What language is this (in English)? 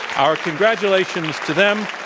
English